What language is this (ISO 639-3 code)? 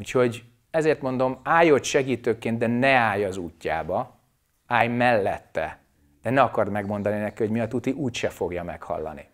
hun